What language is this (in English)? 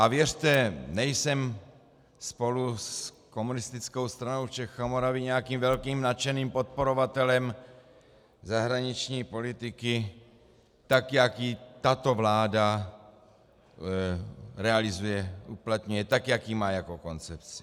Czech